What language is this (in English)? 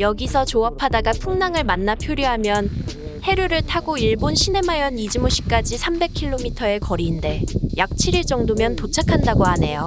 Korean